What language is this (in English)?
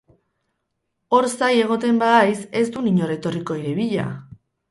Basque